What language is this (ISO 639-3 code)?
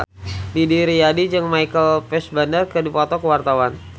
sun